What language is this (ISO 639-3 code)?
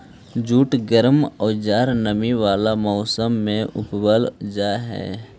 mag